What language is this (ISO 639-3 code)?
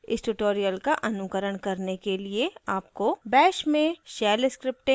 hin